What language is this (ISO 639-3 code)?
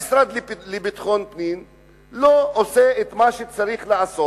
heb